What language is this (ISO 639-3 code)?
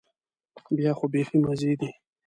pus